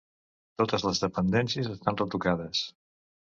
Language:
Catalan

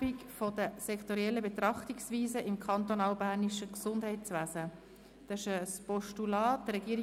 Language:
Swiss German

